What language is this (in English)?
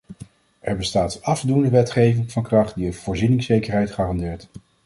Dutch